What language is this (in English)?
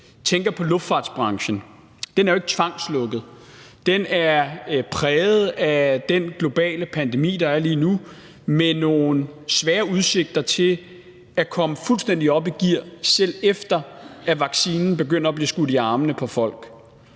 Danish